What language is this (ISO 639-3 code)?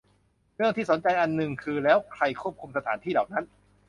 tha